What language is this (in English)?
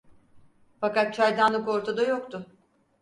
Turkish